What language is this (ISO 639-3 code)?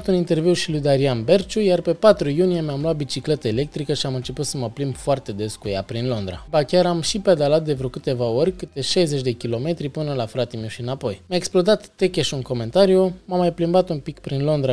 ron